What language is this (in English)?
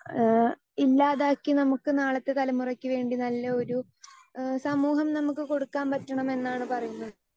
Malayalam